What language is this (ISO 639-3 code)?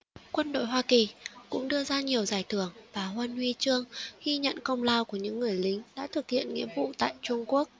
vie